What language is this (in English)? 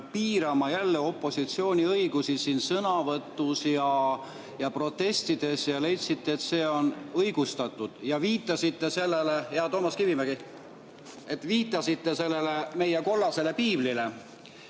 Estonian